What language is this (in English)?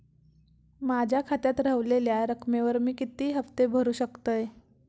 Marathi